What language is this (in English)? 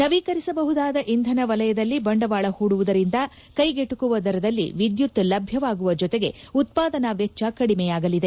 Kannada